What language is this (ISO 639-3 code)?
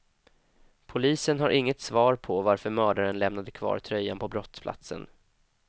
swe